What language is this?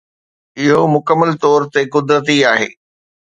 Sindhi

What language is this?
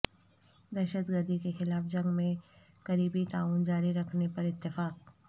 Urdu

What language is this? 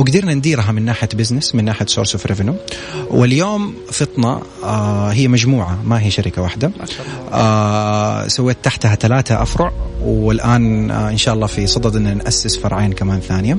Arabic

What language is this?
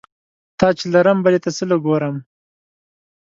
Pashto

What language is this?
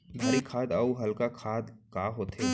Chhattisgarhi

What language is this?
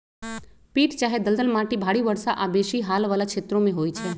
Magahi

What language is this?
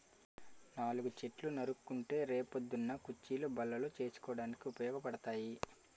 Telugu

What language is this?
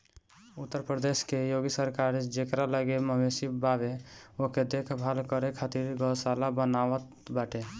Bhojpuri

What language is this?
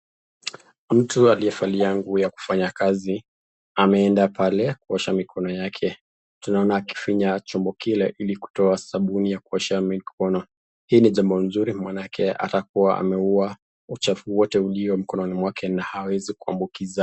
Swahili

